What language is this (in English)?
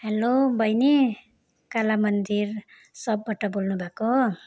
Nepali